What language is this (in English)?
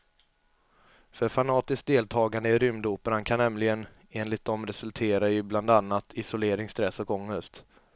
Swedish